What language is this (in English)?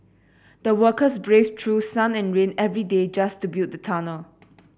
English